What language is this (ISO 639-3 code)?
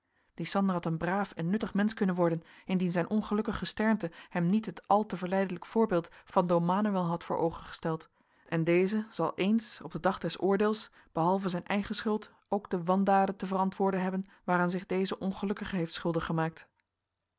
nld